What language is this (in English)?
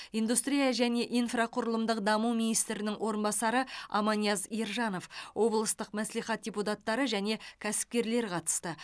Kazakh